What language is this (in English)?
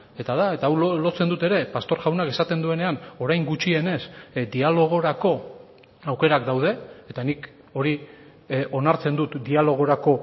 Basque